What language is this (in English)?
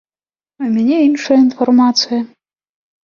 Belarusian